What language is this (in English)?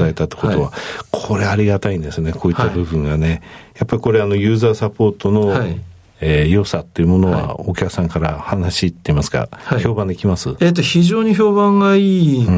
Japanese